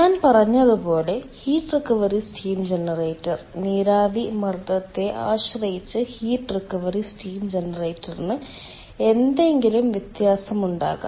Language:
Malayalam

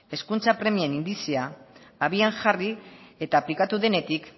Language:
Basque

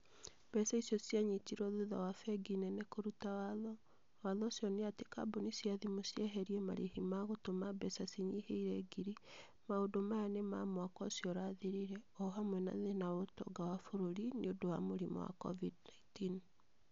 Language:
Kikuyu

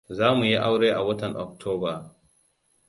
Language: Hausa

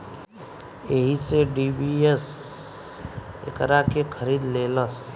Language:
Bhojpuri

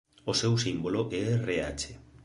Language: Galician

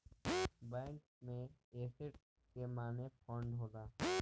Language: Bhojpuri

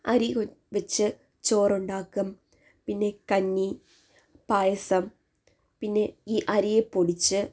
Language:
Malayalam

